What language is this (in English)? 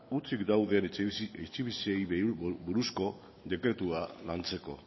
Basque